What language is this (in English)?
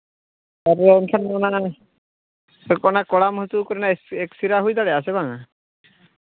Santali